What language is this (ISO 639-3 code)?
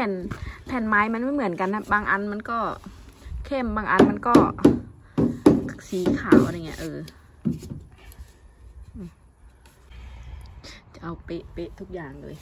tha